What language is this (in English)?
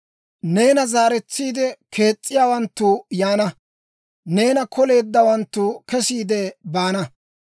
Dawro